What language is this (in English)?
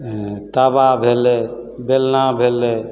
Maithili